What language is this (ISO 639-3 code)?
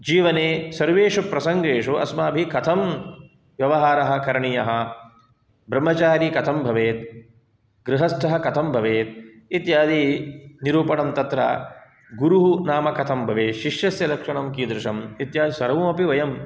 san